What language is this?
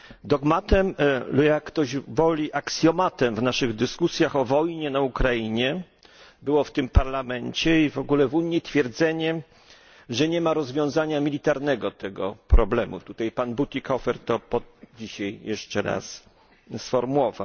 Polish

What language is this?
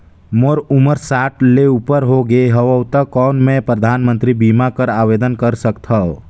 Chhattisgarhi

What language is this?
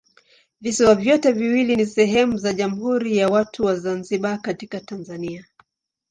Swahili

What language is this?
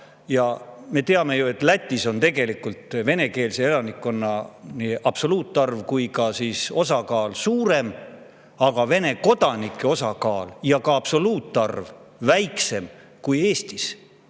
Estonian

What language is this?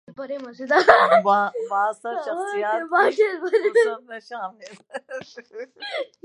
Urdu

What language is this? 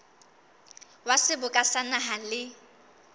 Southern Sotho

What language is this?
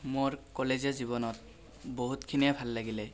Assamese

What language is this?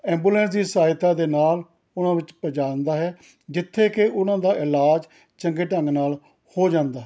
Punjabi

